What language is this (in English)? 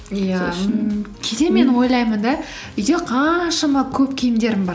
Kazakh